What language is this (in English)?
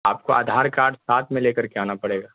Urdu